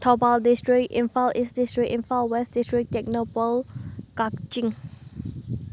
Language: Manipuri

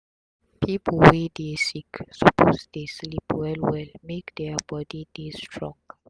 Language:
Nigerian Pidgin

